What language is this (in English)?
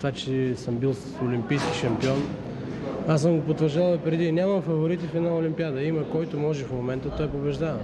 Bulgarian